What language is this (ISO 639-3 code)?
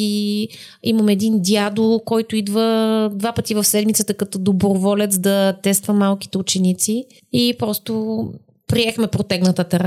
bul